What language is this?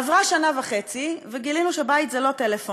Hebrew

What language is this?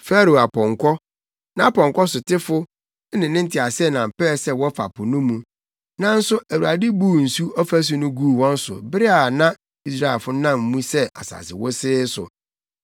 Akan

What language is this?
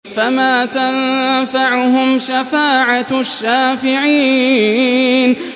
Arabic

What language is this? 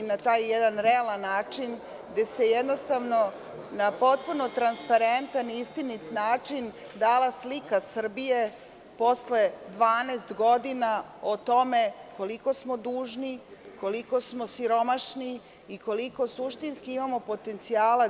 Serbian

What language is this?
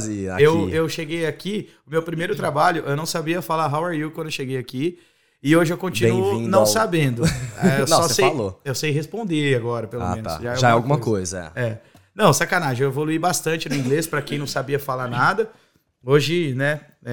Portuguese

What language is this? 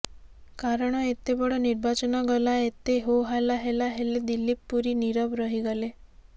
Odia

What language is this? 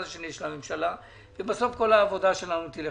Hebrew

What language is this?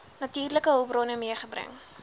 Afrikaans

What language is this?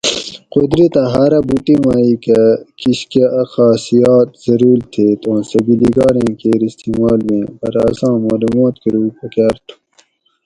Gawri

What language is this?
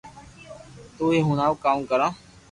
Loarki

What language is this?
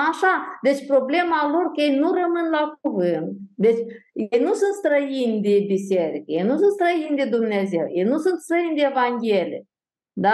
Romanian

